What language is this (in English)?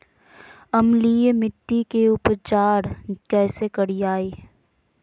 Magahi